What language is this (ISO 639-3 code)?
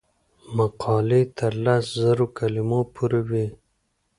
pus